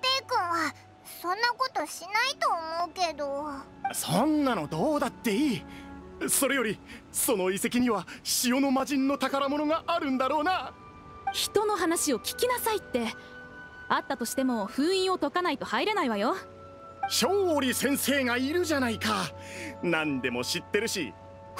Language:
Japanese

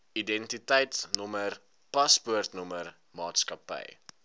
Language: Afrikaans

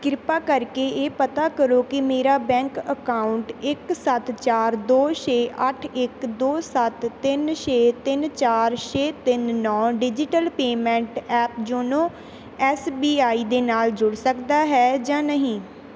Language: Punjabi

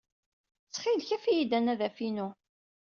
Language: Kabyle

